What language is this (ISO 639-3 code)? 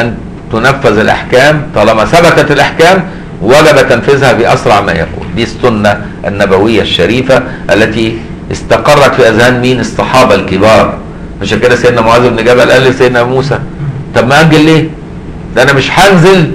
ara